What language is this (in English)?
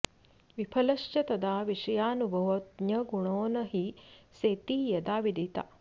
Sanskrit